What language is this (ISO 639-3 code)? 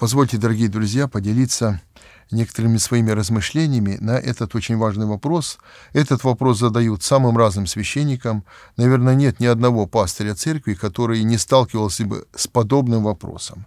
rus